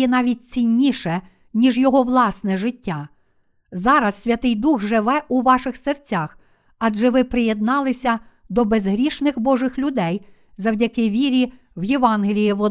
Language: Ukrainian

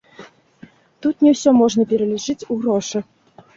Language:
Belarusian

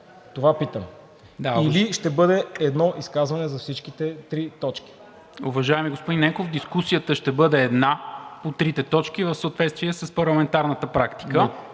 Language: Bulgarian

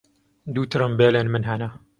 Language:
Kurdish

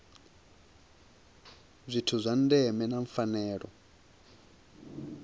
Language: Venda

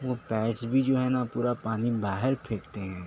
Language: Urdu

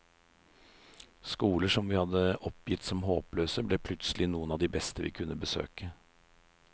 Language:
Norwegian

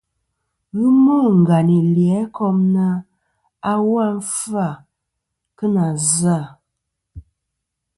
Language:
Kom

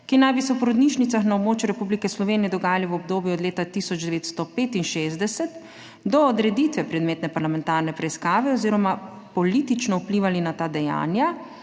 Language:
Slovenian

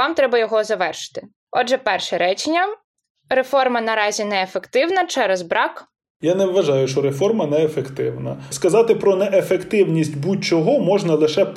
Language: Ukrainian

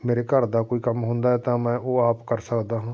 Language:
Punjabi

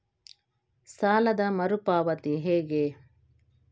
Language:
Kannada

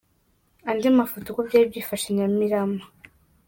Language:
Kinyarwanda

